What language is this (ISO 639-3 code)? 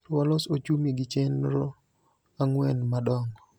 luo